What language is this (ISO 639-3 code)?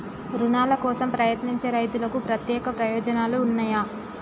tel